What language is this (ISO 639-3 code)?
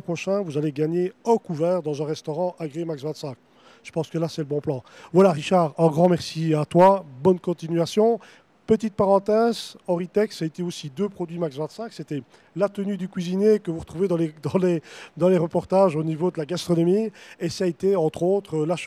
fra